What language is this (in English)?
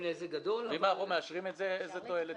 Hebrew